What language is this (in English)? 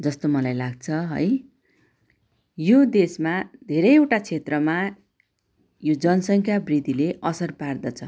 Nepali